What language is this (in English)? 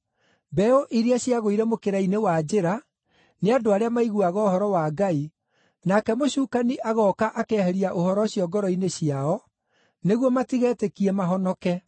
Kikuyu